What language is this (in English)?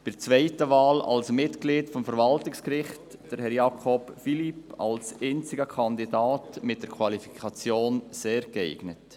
Swiss German